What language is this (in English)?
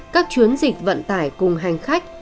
Vietnamese